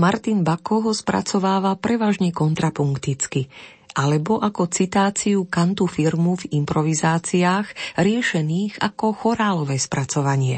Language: Slovak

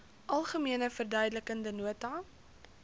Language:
Afrikaans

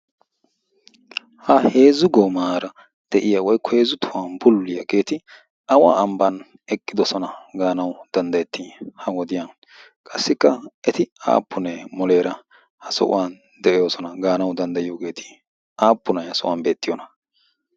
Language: Wolaytta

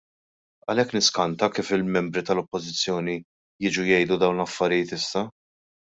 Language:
Maltese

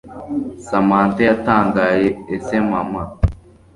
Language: Kinyarwanda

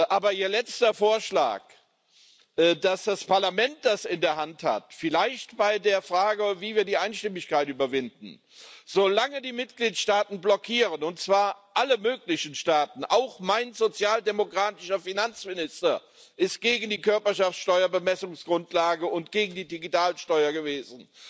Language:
German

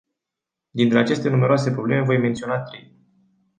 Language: Romanian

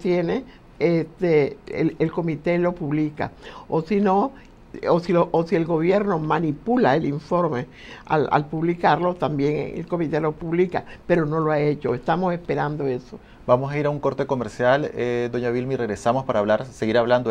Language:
Spanish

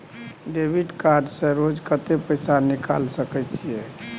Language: Maithili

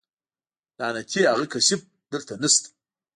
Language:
Pashto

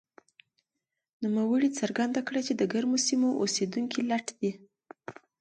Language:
Pashto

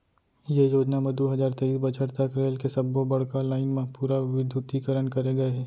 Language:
Chhattisgarhi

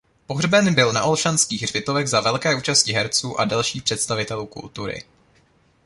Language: Czech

